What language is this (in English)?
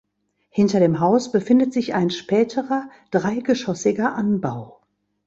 German